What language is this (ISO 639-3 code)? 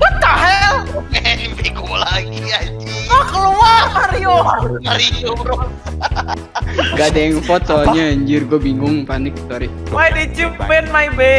ind